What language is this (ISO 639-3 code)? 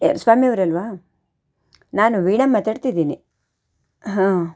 kan